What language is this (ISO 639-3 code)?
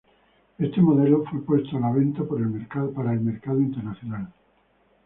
spa